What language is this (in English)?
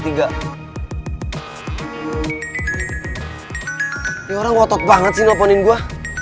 Indonesian